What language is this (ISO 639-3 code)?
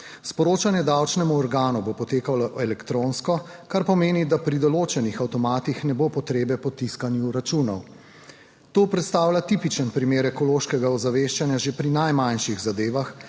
slv